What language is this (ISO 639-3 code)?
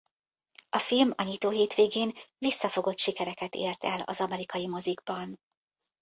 hun